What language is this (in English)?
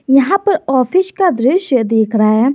Hindi